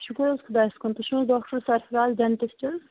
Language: Kashmiri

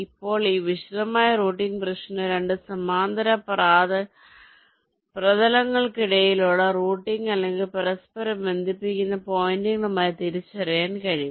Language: Malayalam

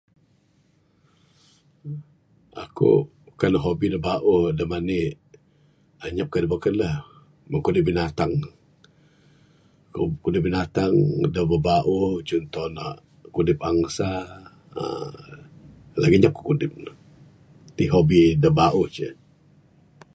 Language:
Bukar-Sadung Bidayuh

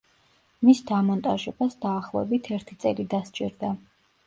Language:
Georgian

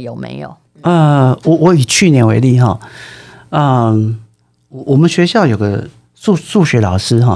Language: Chinese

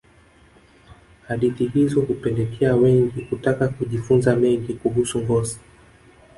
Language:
Swahili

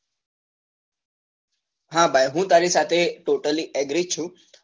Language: Gujarati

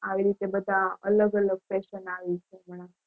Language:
Gujarati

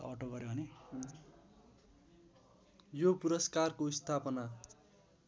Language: Nepali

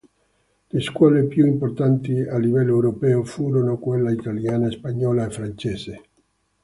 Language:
Italian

